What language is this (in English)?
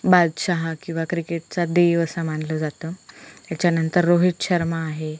Marathi